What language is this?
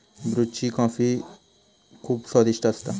Marathi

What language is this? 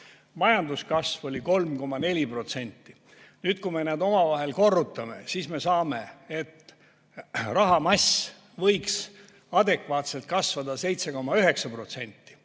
Estonian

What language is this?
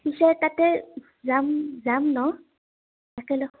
Assamese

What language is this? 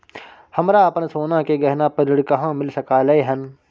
Maithili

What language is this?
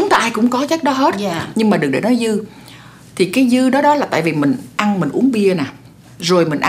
Vietnamese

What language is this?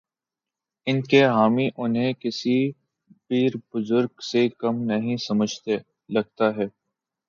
Urdu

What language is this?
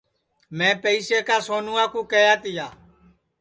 Sansi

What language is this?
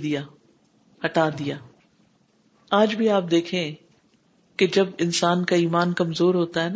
Urdu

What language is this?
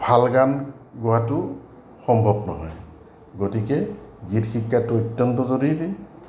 Assamese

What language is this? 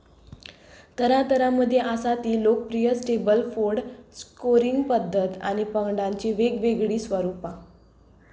Konkani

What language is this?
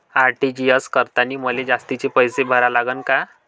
Marathi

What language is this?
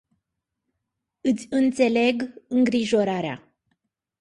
Romanian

